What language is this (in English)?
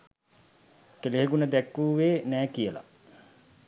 Sinhala